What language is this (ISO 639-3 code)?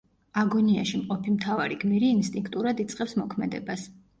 kat